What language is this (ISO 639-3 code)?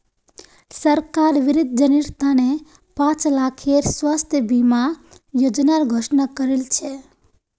mag